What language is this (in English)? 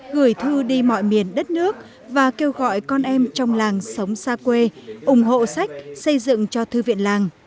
Vietnamese